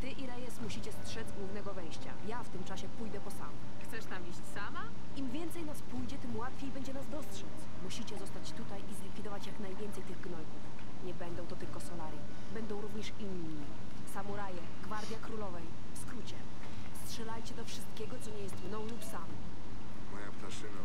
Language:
Polish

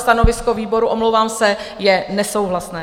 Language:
Czech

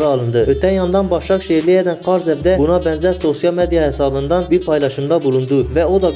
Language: Turkish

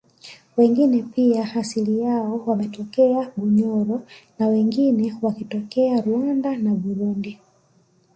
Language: Swahili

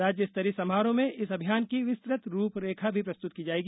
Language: Hindi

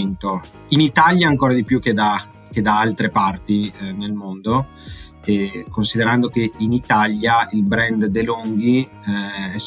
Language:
Italian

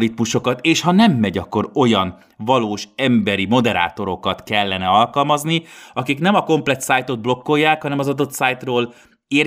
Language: Hungarian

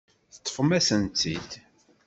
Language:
Kabyle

